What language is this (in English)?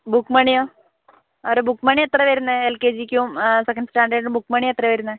Malayalam